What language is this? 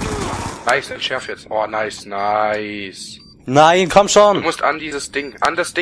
German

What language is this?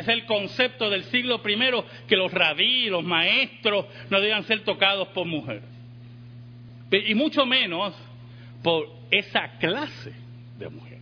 Spanish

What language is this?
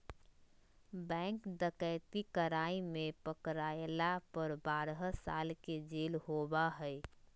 Magahi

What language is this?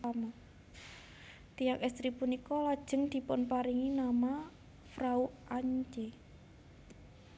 Javanese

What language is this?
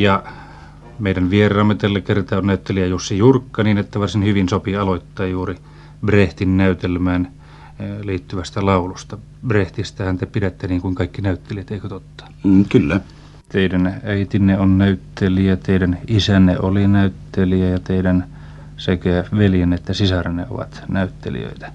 Finnish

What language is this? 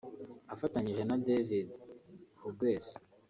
Kinyarwanda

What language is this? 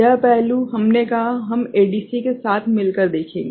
Hindi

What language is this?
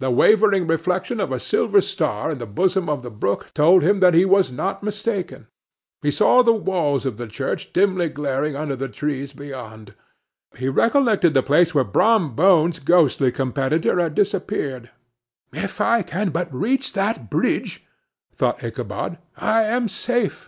English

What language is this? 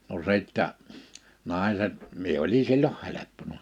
Finnish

